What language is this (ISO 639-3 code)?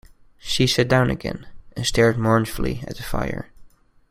eng